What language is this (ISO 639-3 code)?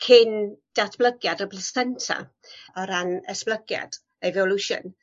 cym